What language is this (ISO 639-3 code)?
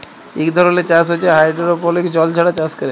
ben